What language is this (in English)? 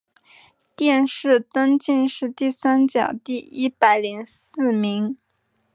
Chinese